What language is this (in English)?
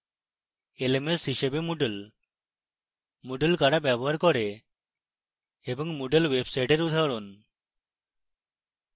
Bangla